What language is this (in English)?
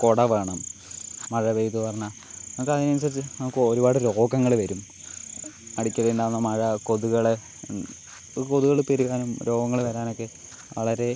Malayalam